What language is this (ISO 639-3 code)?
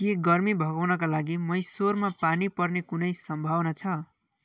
nep